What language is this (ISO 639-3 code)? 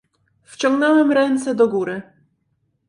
pol